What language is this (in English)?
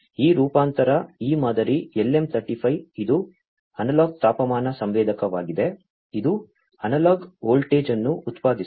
Kannada